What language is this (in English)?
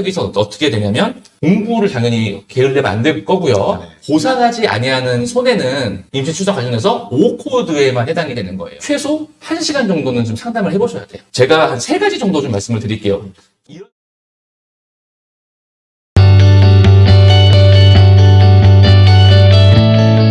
Korean